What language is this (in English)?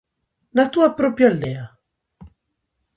Galician